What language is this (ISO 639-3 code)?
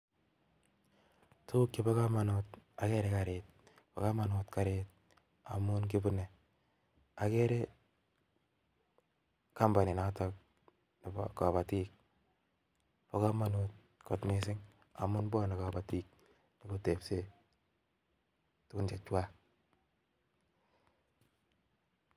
kln